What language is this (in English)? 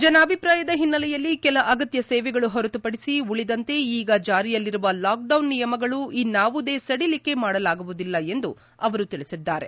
Kannada